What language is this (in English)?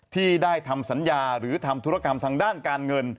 Thai